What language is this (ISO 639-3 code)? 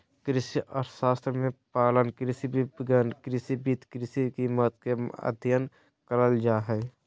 mag